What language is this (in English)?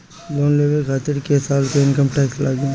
Bhojpuri